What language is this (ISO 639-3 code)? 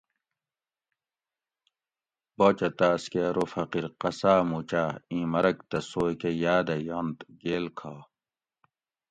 gwc